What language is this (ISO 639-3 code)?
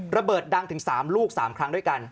tha